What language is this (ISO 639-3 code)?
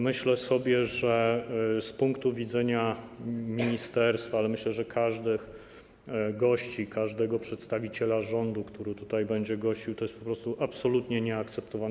pol